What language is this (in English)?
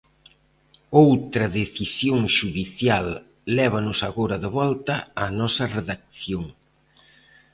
Galician